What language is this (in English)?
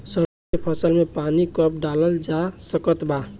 Bhojpuri